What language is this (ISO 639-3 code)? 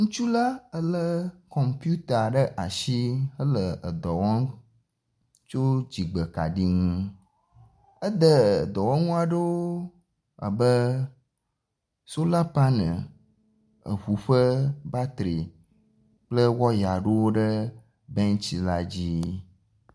ewe